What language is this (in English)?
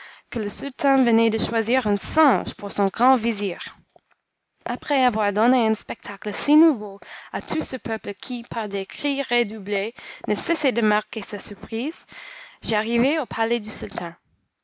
French